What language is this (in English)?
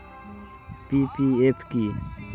Bangla